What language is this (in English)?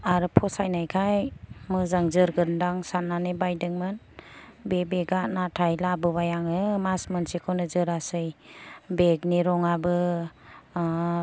Bodo